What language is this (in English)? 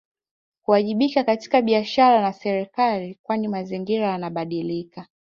Swahili